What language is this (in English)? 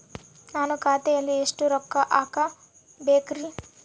Kannada